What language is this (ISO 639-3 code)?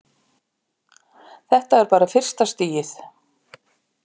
isl